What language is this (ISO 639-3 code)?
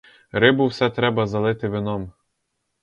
ukr